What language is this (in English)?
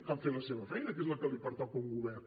Catalan